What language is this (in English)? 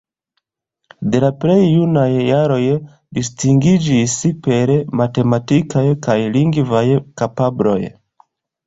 Esperanto